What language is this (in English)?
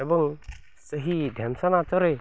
Odia